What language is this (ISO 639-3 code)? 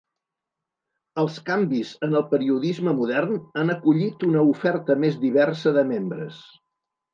cat